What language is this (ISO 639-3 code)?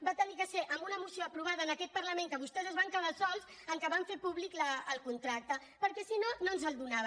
cat